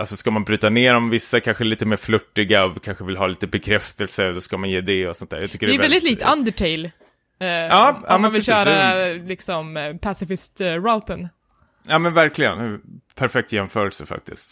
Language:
Swedish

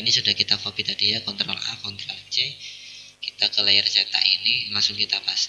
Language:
Indonesian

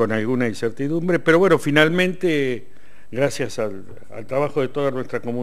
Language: Spanish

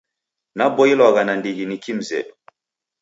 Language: Taita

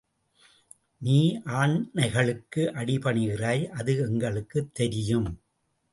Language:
Tamil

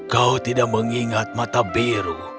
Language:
Indonesian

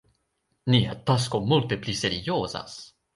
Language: Esperanto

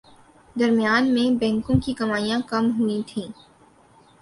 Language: Urdu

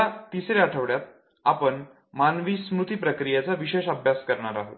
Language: Marathi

